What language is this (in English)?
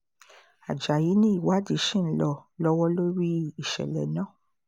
Yoruba